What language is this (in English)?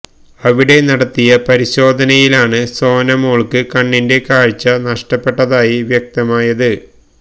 Malayalam